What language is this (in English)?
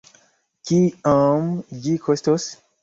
Esperanto